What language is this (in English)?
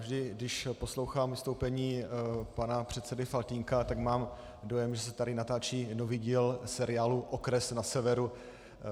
Czech